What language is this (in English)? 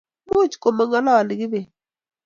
Kalenjin